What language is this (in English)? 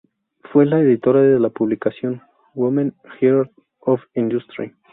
Spanish